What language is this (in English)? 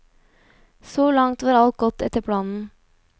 Norwegian